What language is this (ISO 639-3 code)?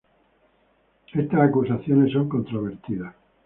spa